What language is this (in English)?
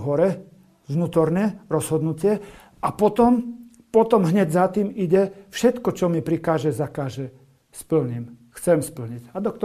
Slovak